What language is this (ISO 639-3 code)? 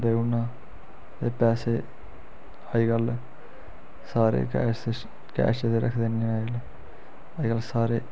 doi